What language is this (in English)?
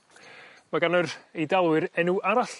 Welsh